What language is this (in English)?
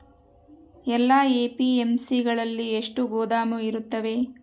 Kannada